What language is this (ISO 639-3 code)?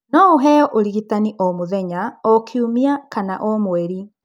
kik